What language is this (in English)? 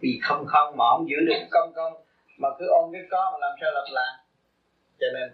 Vietnamese